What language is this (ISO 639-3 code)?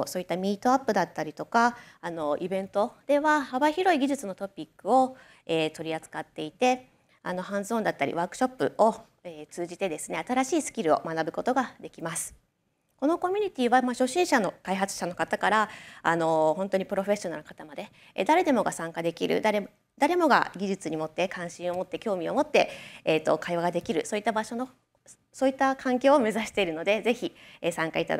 jpn